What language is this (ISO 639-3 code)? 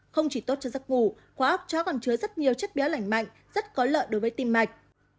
vie